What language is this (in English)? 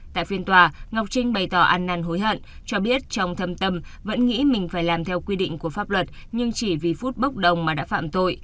Vietnamese